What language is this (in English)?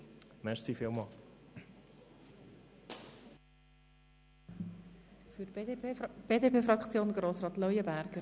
Swiss German